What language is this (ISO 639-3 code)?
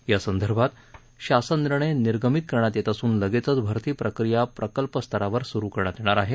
mar